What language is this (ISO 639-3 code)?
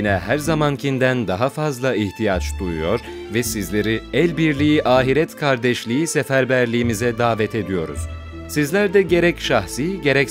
tur